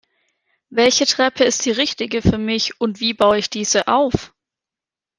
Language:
German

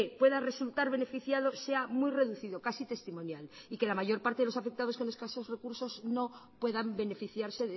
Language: Spanish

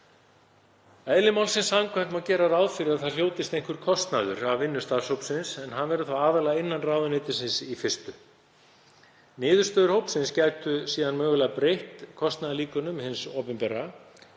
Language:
Icelandic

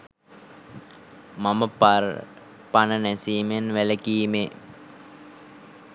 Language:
Sinhala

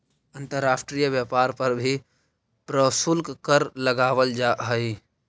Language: Magahi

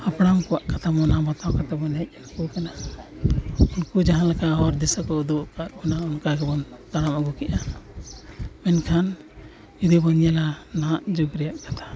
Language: Santali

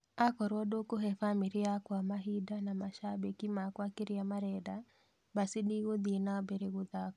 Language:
Kikuyu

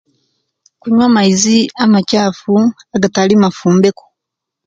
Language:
Kenyi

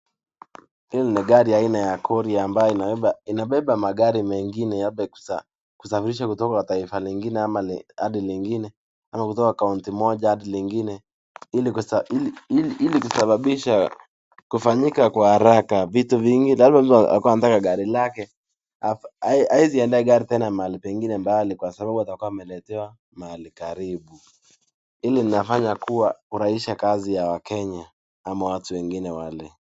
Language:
Swahili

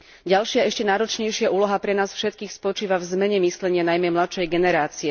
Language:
Slovak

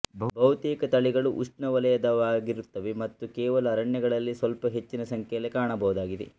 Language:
Kannada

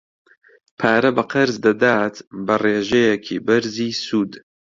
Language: Central Kurdish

